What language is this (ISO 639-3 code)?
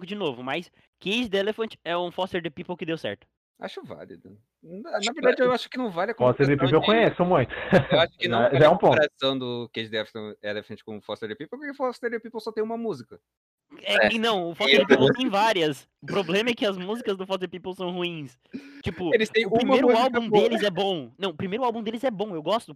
por